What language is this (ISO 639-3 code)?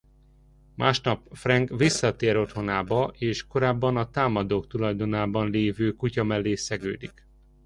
hun